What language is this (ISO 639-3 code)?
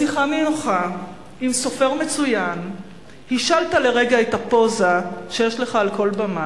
heb